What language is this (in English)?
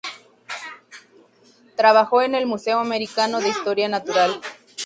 Spanish